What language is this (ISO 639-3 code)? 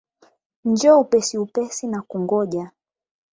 swa